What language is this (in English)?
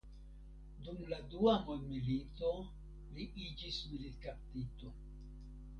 Esperanto